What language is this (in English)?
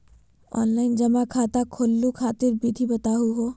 Magahi